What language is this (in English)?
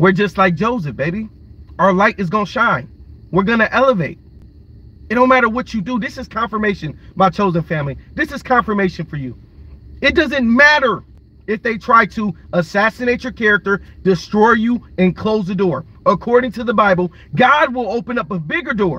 English